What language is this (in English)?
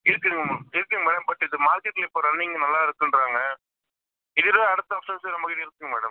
Tamil